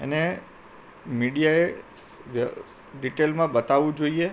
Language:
Gujarati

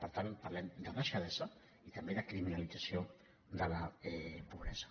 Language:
Catalan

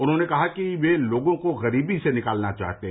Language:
Hindi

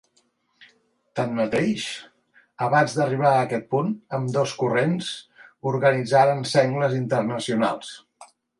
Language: Catalan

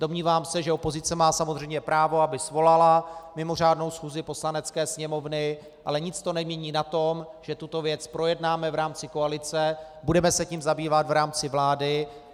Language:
Czech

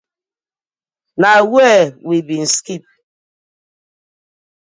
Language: Nigerian Pidgin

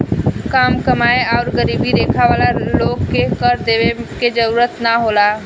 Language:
Bhojpuri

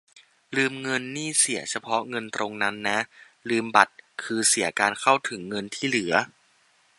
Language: Thai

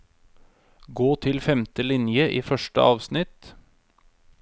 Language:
Norwegian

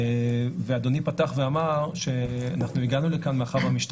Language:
Hebrew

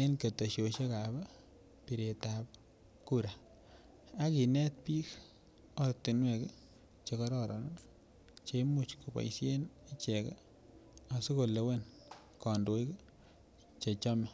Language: Kalenjin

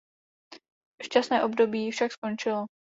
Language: Czech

